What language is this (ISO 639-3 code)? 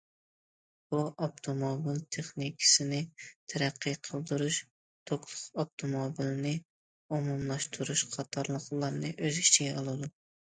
uig